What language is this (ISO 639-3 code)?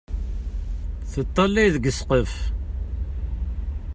kab